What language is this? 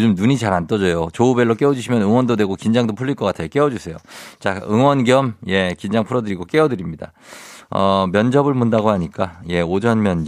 Korean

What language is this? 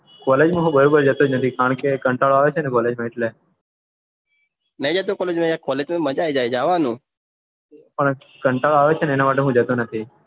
Gujarati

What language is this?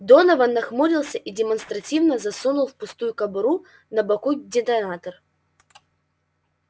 Russian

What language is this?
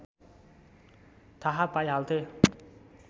Nepali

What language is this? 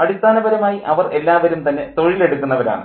Malayalam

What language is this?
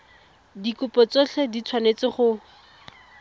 Tswana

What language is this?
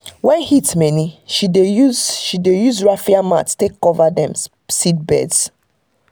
Nigerian Pidgin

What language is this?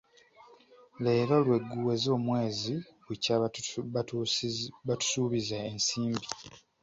Ganda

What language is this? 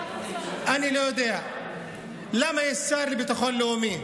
Hebrew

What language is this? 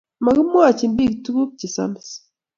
Kalenjin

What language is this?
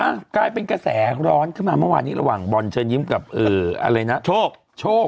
Thai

